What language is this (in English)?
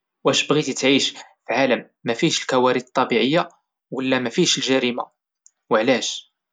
Moroccan Arabic